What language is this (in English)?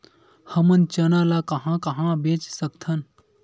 Chhattisgarhi